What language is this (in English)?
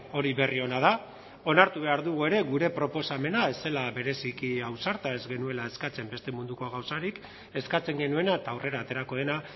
Basque